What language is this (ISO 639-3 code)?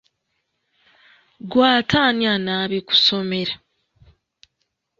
lug